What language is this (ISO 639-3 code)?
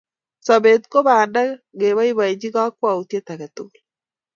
kln